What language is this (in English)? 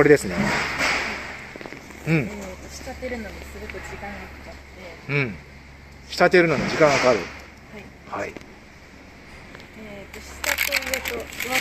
Japanese